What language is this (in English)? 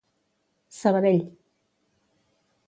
Catalan